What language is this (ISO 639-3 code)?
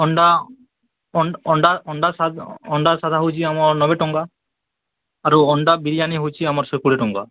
ori